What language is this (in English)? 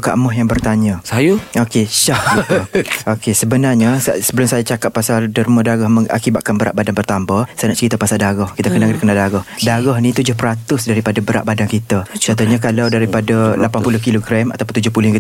Malay